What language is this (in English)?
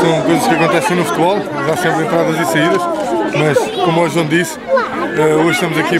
Portuguese